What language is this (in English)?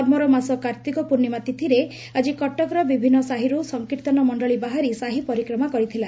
Odia